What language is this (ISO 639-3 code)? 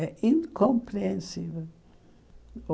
por